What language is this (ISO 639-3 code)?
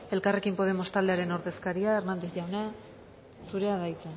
eus